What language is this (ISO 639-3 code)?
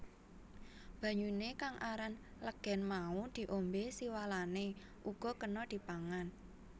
jav